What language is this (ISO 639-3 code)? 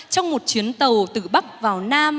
vie